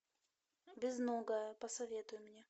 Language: Russian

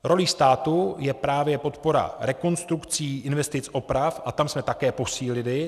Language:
Czech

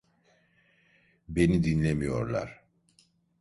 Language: Turkish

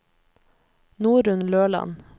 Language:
Norwegian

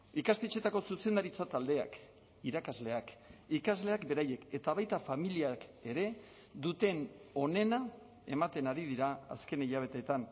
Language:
Basque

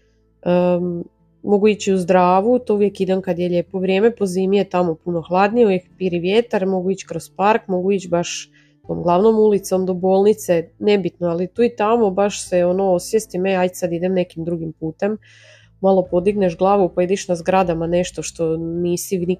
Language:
Croatian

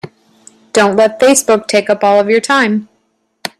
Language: English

